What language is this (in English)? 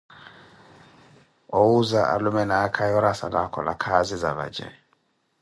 Koti